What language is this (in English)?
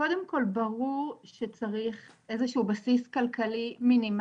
Hebrew